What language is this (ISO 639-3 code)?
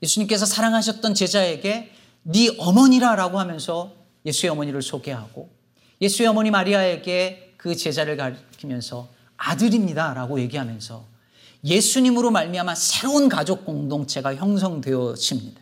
kor